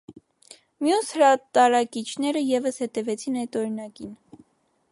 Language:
Armenian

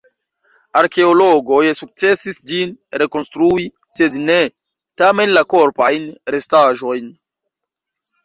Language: Esperanto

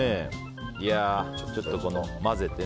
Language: Japanese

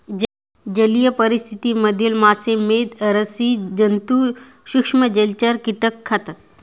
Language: Marathi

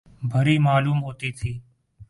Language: Urdu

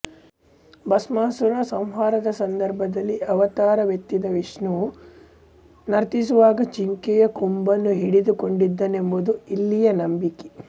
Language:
Kannada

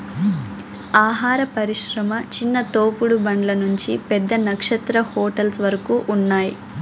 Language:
Telugu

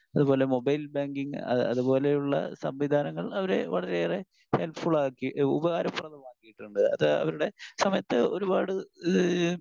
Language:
Malayalam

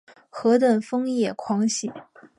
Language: Chinese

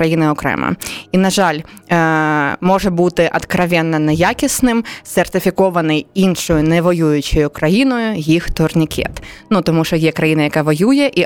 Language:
Ukrainian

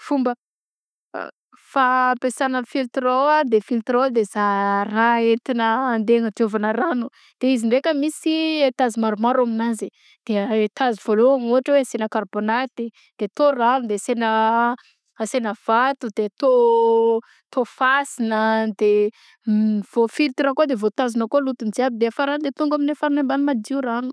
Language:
Southern Betsimisaraka Malagasy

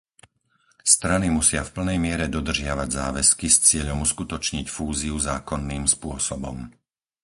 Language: Slovak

